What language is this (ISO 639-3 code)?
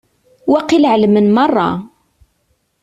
kab